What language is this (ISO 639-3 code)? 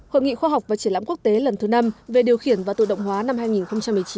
vie